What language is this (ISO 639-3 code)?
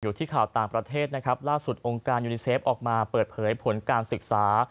tha